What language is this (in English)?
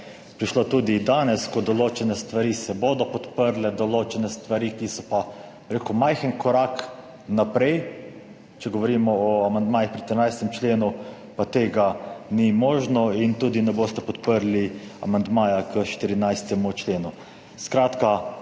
Slovenian